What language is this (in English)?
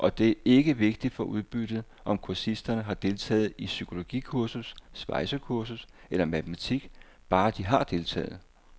Danish